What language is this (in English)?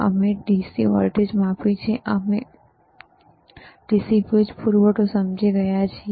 Gujarati